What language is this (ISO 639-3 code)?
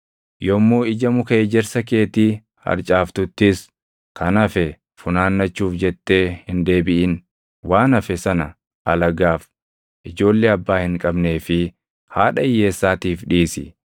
orm